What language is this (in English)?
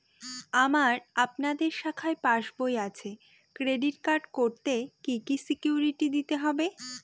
Bangla